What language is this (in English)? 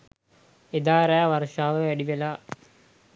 Sinhala